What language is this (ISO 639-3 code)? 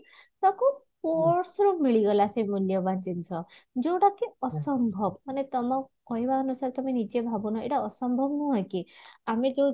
ori